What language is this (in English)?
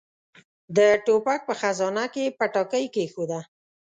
Pashto